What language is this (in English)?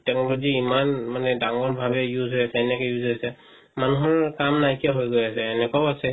Assamese